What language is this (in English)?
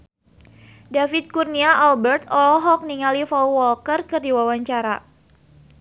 Sundanese